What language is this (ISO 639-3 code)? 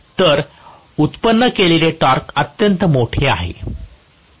mar